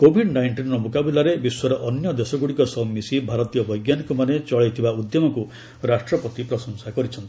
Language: Odia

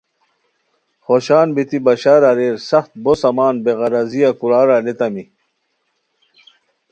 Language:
Khowar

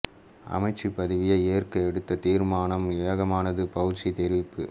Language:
Tamil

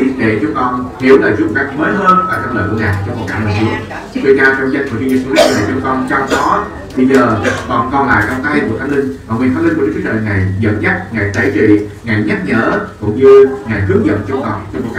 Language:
Vietnamese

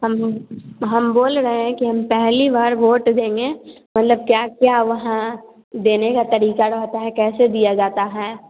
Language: Hindi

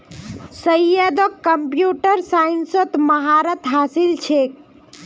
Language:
Magahi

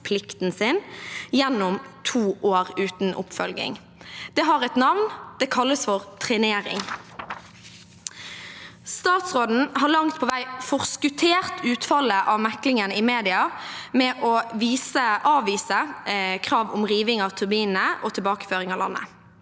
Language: Norwegian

